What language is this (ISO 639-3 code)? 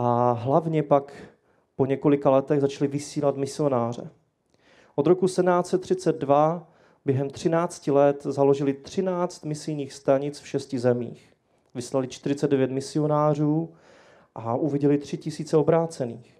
ces